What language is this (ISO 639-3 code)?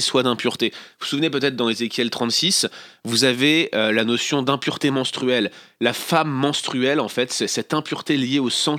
fra